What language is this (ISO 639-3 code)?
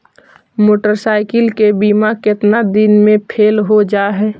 mag